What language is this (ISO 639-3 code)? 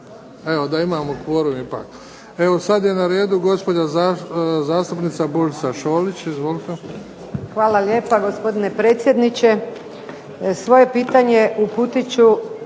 hrv